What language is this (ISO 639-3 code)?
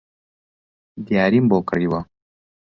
ckb